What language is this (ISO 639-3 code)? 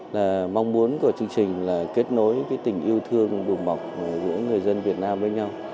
vie